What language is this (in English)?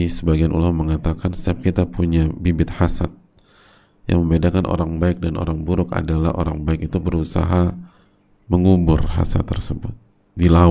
Indonesian